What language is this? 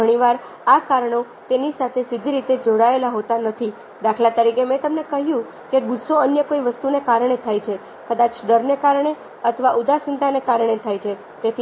Gujarati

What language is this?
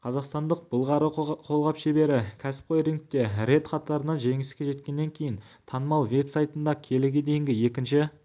Kazakh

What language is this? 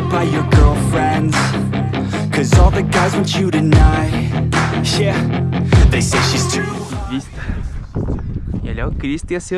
Portuguese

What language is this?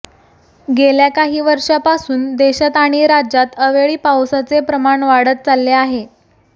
Marathi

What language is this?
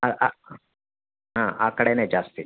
Kannada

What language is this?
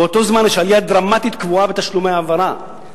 Hebrew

